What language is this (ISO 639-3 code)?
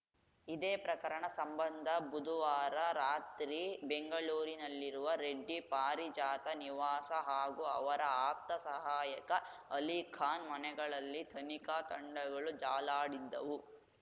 kan